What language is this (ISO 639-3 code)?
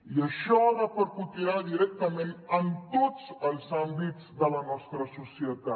cat